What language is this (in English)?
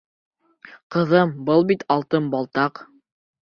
Bashkir